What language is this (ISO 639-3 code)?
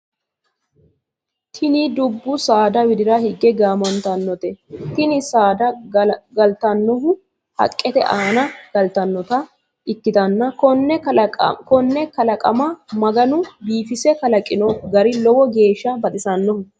sid